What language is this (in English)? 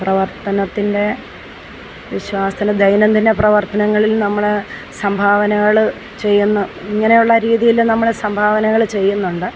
Malayalam